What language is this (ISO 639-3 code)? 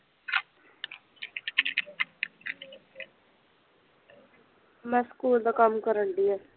pan